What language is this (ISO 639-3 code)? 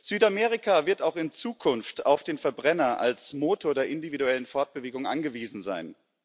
deu